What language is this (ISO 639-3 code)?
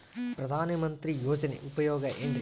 kan